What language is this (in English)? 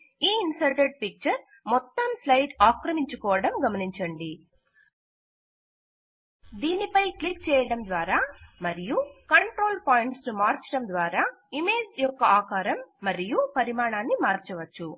Telugu